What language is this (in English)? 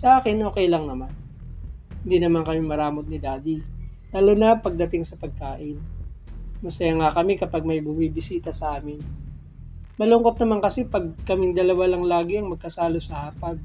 Filipino